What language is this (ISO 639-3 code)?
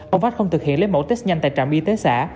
vie